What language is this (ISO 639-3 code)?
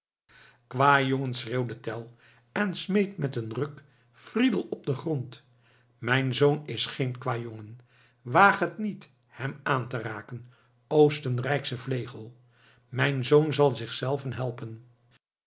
nld